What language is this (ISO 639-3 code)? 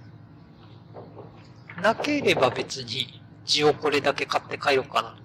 jpn